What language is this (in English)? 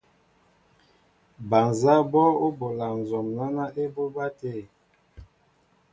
Mbo (Cameroon)